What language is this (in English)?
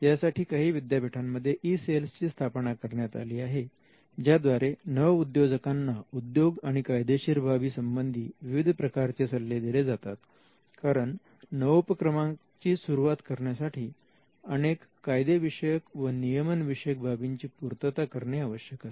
Marathi